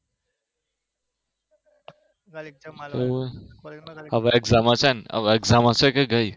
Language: Gujarati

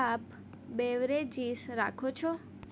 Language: Gujarati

